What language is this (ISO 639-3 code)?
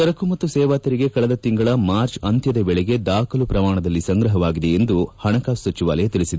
kan